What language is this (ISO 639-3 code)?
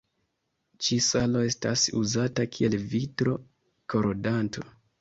epo